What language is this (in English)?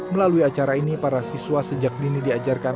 Indonesian